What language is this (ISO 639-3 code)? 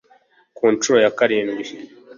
kin